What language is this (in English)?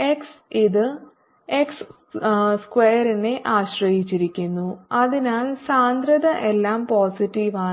Malayalam